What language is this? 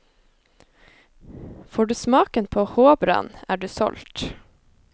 Norwegian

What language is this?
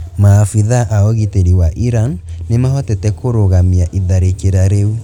Kikuyu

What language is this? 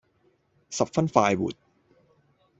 Cantonese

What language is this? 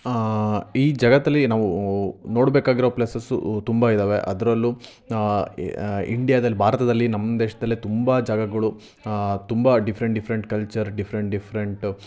Kannada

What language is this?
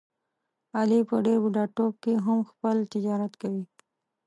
Pashto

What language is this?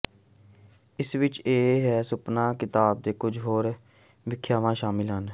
Punjabi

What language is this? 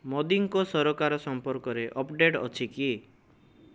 Odia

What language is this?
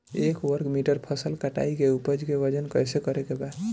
Bhojpuri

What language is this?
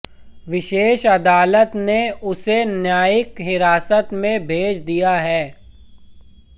Hindi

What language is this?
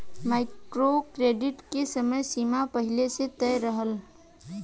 Bhojpuri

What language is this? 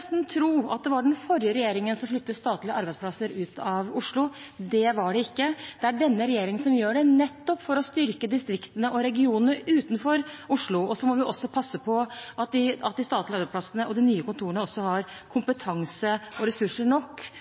Norwegian Bokmål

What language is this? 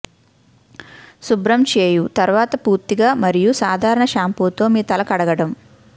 Telugu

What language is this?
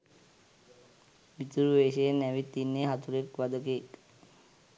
Sinhala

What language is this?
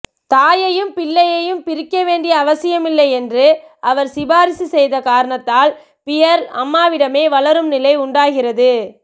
Tamil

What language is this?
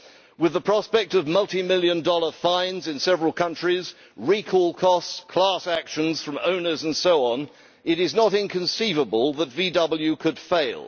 English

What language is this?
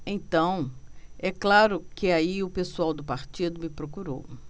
Portuguese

